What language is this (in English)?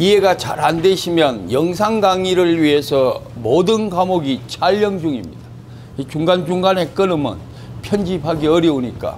Korean